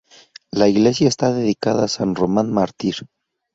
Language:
Spanish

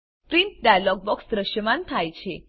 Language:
Gujarati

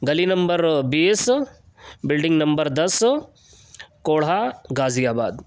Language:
Urdu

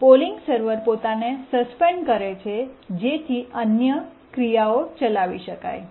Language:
Gujarati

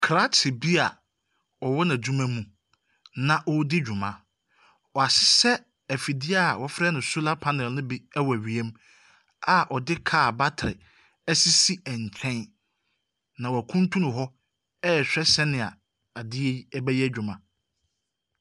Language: Akan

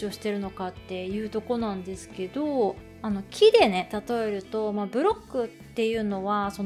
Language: Japanese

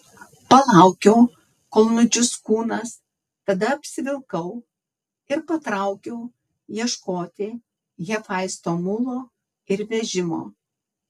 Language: Lithuanian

